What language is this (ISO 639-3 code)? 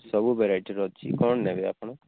ori